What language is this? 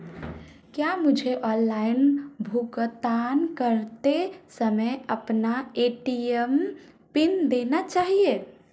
Hindi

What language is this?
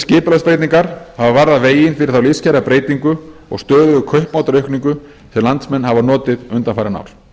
Icelandic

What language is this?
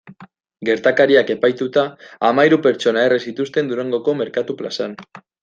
Basque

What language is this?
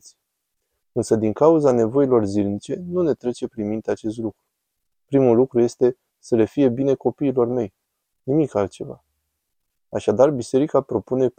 Romanian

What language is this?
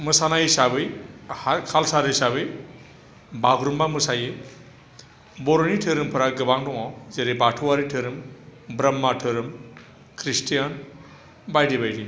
Bodo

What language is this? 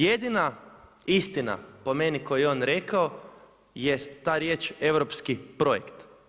Croatian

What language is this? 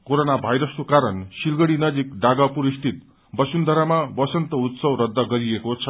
Nepali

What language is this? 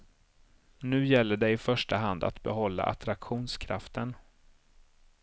Swedish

